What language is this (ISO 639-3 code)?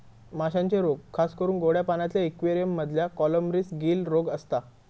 mar